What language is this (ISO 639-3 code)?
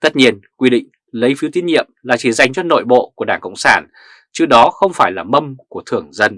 vie